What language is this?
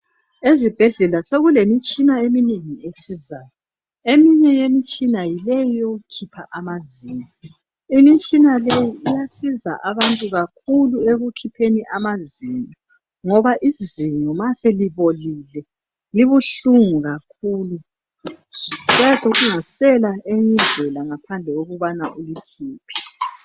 North Ndebele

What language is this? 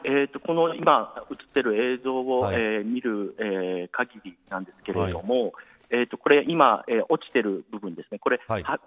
Japanese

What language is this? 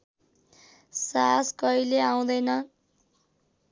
Nepali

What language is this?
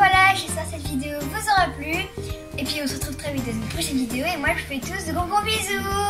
French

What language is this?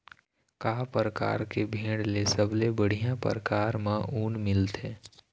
Chhattisgarhi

